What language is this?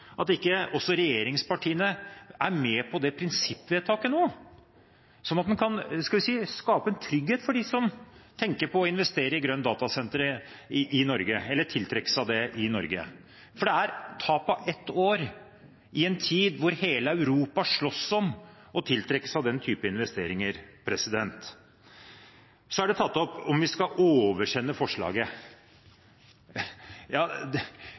Norwegian Bokmål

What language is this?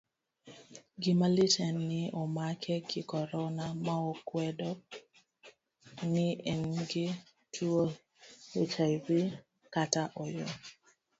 Luo (Kenya and Tanzania)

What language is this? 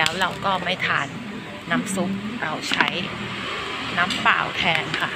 Thai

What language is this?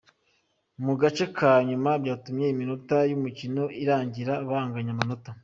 Kinyarwanda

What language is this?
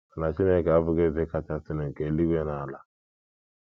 Igbo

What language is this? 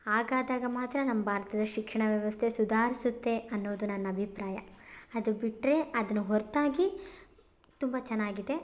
Kannada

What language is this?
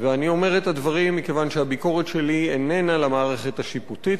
Hebrew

